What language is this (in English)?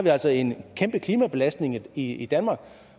Danish